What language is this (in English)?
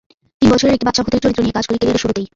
Bangla